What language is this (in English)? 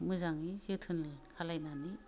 Bodo